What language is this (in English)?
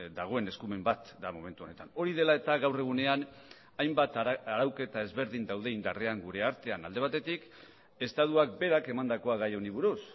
Basque